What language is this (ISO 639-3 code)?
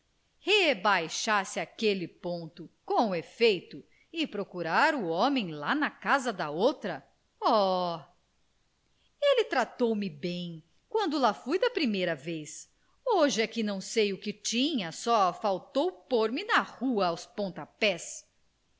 por